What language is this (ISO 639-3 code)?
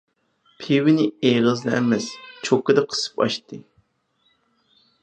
uig